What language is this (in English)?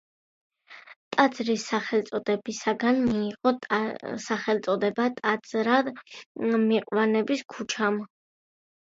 Georgian